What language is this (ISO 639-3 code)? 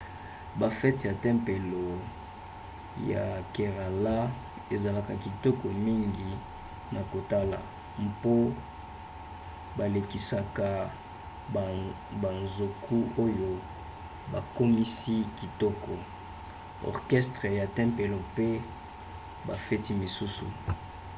lin